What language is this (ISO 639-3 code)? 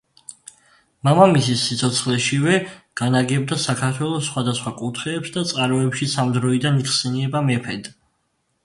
kat